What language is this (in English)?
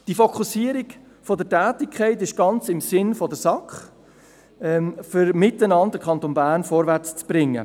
Swiss German